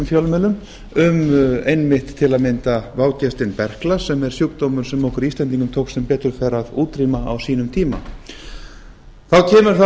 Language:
Icelandic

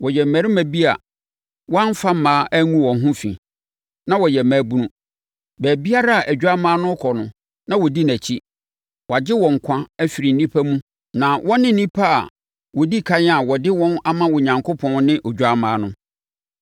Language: Akan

